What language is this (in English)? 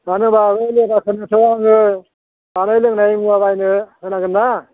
Bodo